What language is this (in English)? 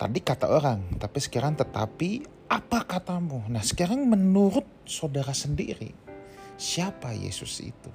Indonesian